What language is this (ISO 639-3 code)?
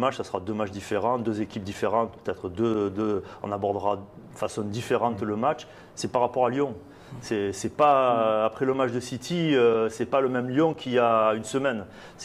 fra